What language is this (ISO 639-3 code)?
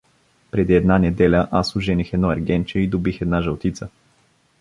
bul